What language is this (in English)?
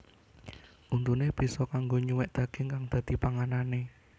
Javanese